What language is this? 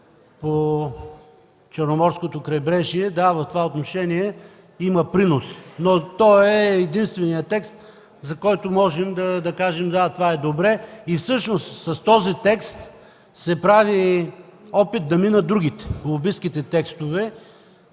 Bulgarian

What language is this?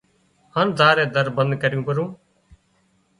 Wadiyara Koli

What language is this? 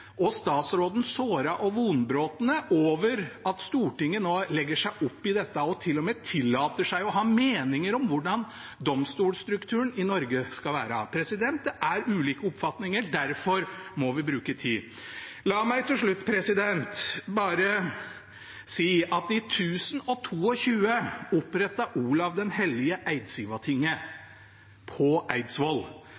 Norwegian Bokmål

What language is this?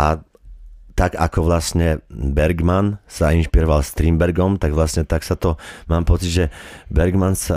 Slovak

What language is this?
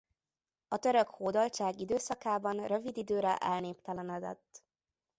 Hungarian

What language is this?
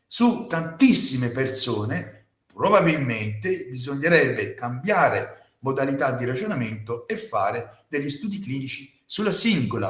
Italian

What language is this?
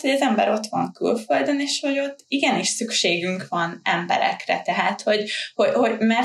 Hungarian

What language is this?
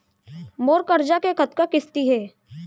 Chhattisgarhi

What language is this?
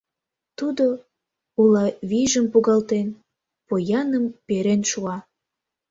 Mari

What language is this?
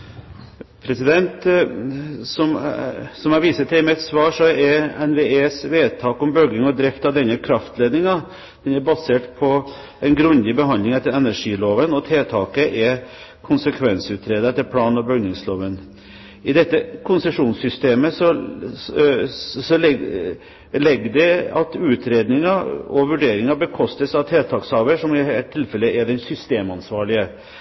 Norwegian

